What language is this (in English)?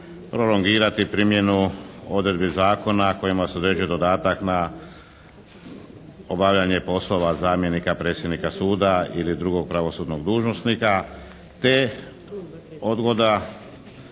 Croatian